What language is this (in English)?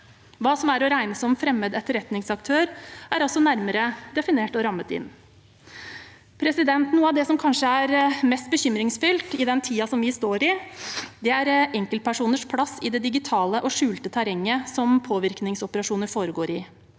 Norwegian